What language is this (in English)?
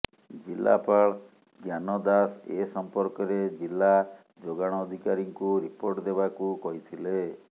Odia